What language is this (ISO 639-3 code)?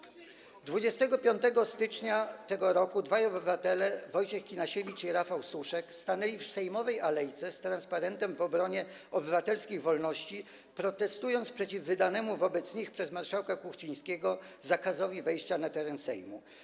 pol